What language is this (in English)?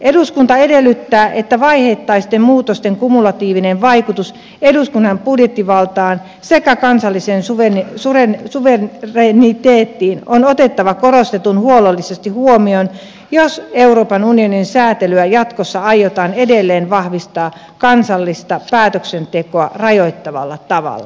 Finnish